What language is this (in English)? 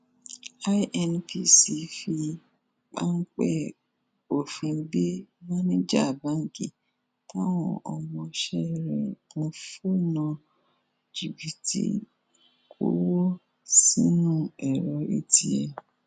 Yoruba